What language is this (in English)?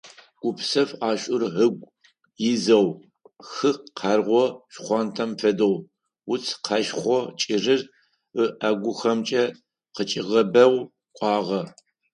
Adyghe